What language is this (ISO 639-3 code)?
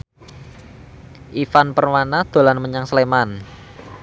jav